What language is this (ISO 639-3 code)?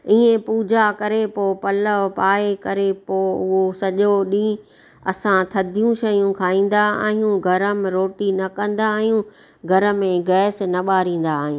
snd